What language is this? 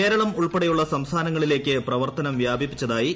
Malayalam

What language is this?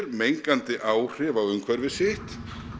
Icelandic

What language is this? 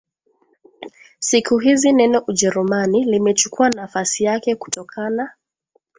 Swahili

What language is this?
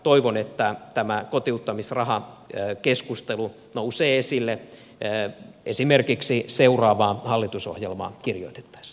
Finnish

